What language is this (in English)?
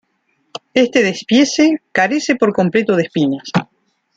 Spanish